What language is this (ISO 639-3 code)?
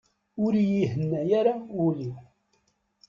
kab